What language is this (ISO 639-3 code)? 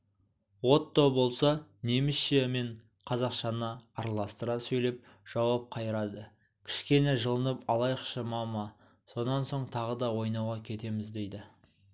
kaz